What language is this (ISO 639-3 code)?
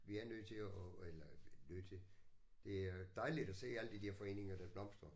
dan